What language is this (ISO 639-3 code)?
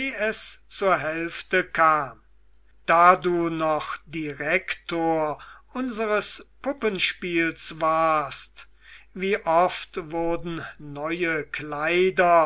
deu